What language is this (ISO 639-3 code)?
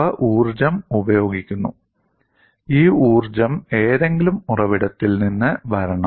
mal